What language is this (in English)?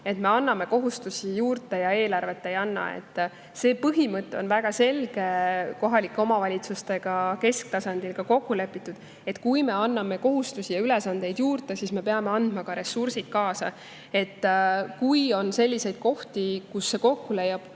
Estonian